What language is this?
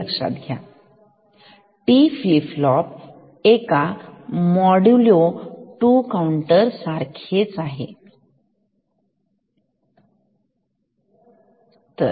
Marathi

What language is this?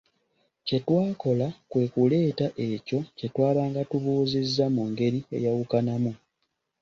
Ganda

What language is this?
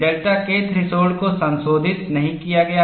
Hindi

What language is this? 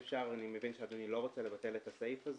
Hebrew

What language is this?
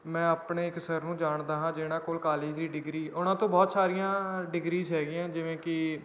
Punjabi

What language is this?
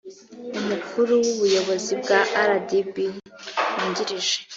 Kinyarwanda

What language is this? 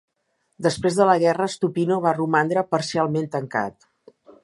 Catalan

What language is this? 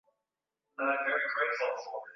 Swahili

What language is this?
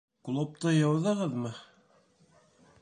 Bashkir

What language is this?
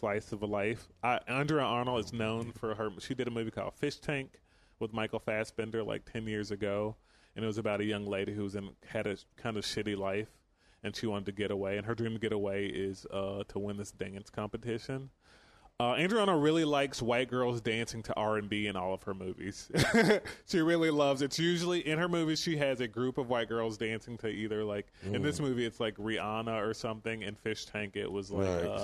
English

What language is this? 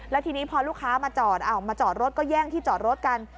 Thai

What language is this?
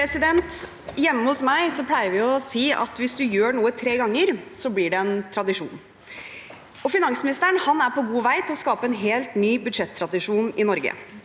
Norwegian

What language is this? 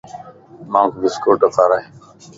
Lasi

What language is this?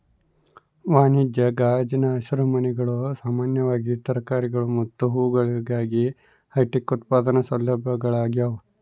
Kannada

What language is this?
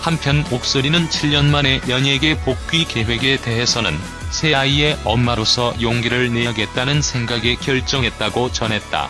Korean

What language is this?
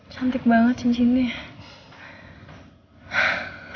Indonesian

